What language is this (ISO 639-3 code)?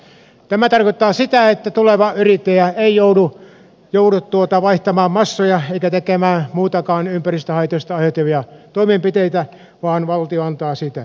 fin